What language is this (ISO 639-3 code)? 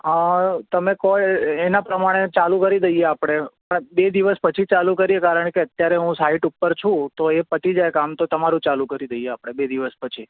guj